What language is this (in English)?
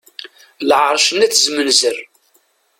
Kabyle